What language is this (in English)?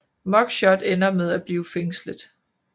Danish